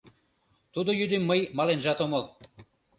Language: Mari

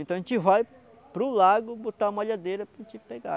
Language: Portuguese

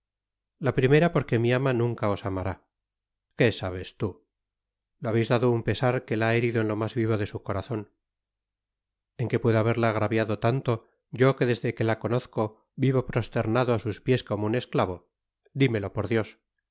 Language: Spanish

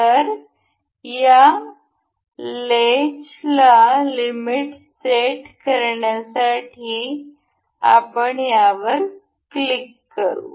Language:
Marathi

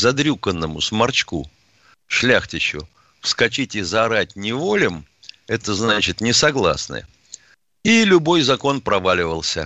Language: Russian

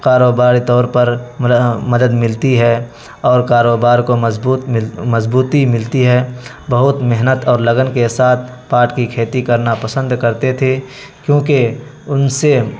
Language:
Urdu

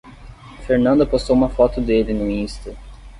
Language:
Portuguese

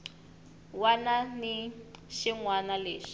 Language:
Tsonga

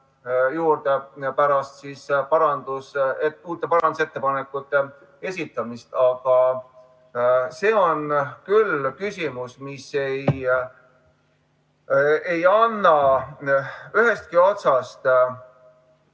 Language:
Estonian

